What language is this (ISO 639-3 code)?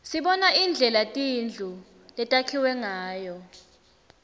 ssw